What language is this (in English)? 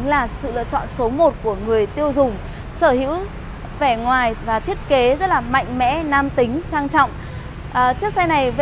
Vietnamese